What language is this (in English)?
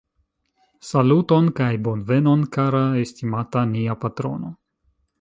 Esperanto